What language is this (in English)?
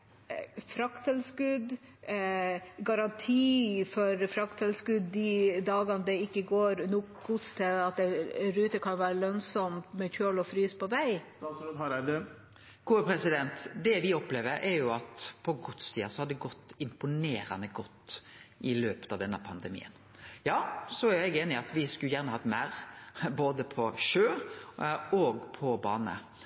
Norwegian